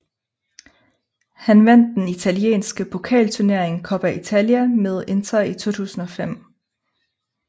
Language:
Danish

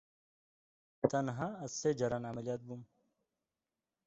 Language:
Kurdish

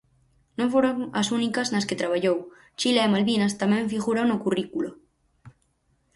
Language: Galician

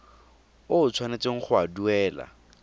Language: Tswana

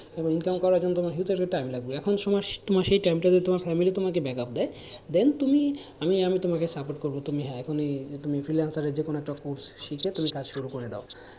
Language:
Bangla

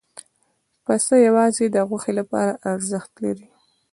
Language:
Pashto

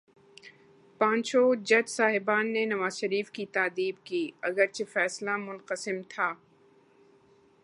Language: Urdu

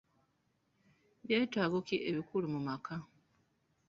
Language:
Ganda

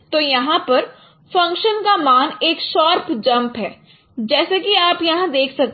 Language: Hindi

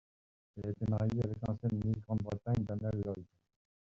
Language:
French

